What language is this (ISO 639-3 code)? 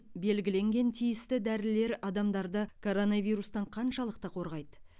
kaz